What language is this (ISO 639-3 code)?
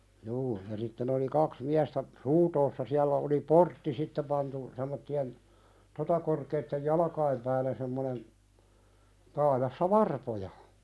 fin